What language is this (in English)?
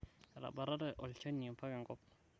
Masai